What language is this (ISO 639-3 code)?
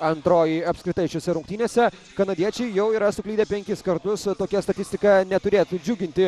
lit